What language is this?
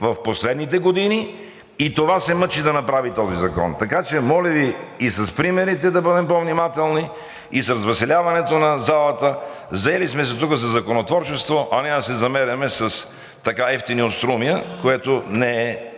Bulgarian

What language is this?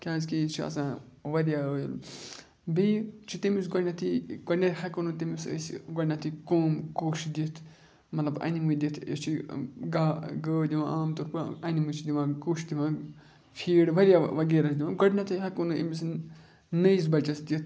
Kashmiri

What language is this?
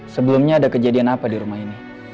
Indonesian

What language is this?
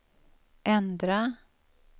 Swedish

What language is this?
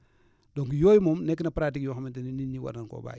Wolof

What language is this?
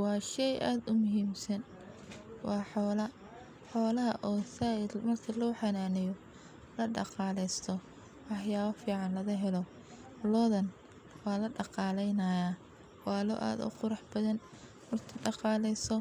Somali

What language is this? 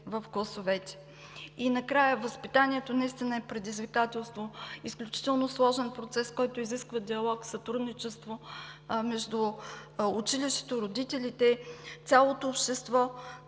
Bulgarian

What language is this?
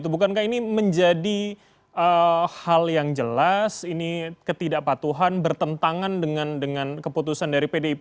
Indonesian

